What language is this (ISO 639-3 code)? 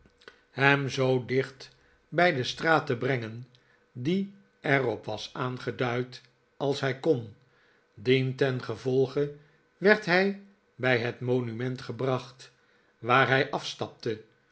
nld